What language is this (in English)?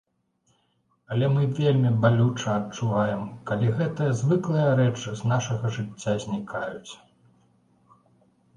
Belarusian